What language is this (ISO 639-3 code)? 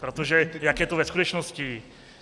ces